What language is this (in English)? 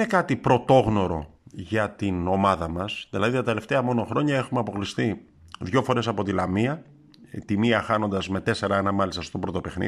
Greek